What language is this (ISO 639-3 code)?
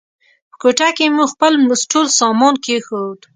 pus